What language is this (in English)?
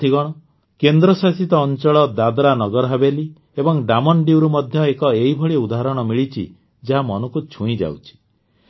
Odia